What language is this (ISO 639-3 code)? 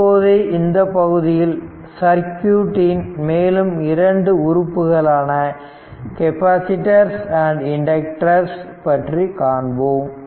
tam